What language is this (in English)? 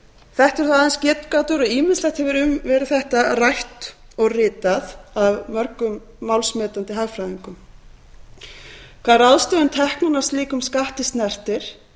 Icelandic